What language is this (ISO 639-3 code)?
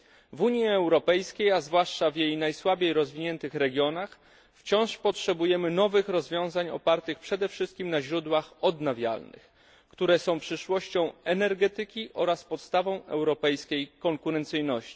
pol